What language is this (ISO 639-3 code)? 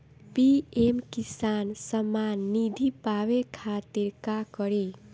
bho